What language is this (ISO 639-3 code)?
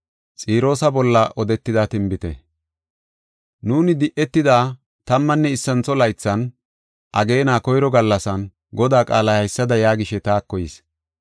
gof